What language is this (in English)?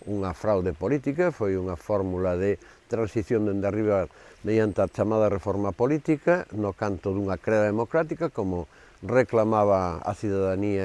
Spanish